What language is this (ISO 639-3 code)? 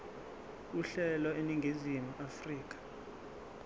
zul